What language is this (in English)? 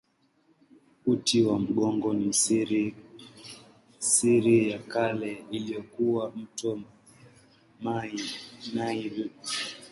Swahili